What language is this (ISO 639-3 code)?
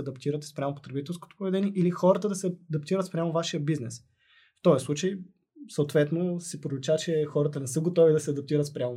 bul